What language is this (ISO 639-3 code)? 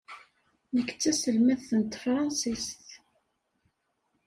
kab